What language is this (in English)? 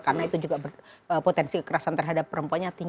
Indonesian